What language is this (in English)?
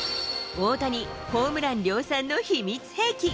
Japanese